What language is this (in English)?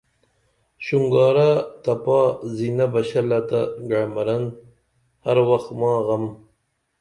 Dameli